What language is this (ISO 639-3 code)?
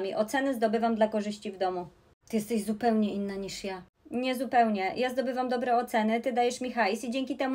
pol